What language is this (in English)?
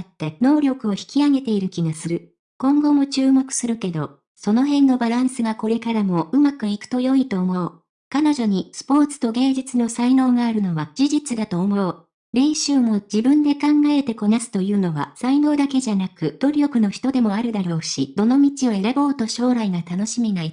Japanese